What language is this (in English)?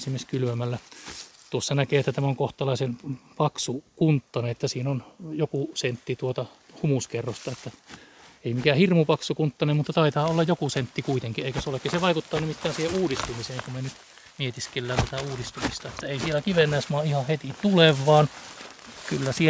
Finnish